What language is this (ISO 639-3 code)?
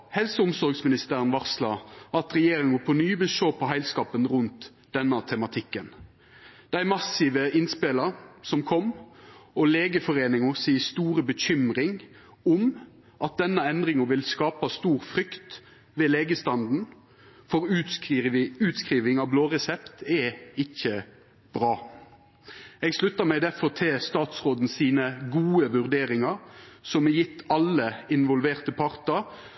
nno